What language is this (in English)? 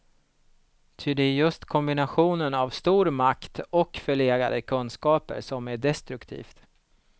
Swedish